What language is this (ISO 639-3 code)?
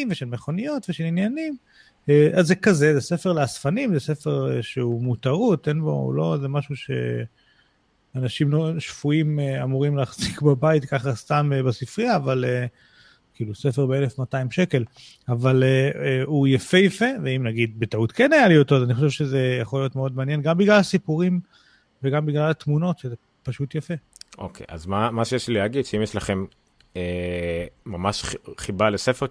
heb